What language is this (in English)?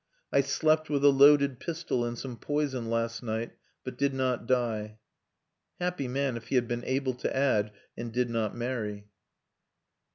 English